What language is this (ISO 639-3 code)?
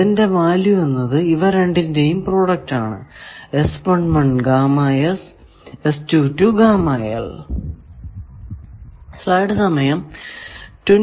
mal